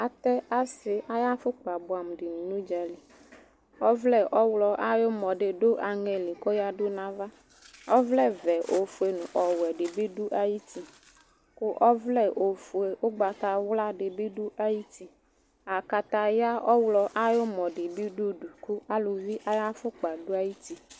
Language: Ikposo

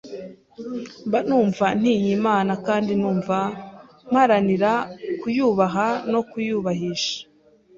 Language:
Kinyarwanda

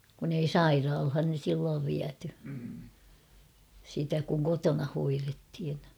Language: Finnish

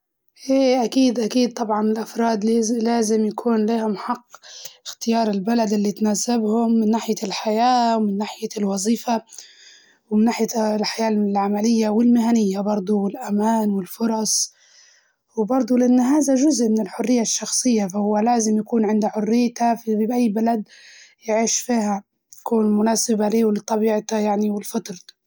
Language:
Libyan Arabic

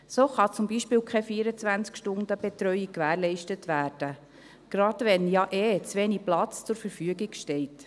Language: Swiss German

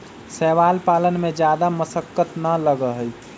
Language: Magahi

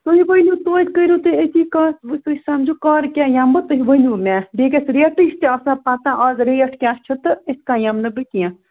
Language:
Kashmiri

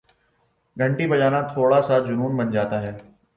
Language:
Urdu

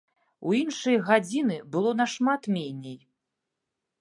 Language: Belarusian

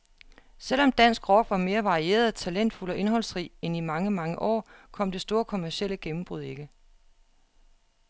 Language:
Danish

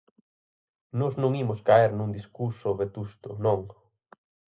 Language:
Galician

